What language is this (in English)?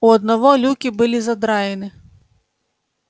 Russian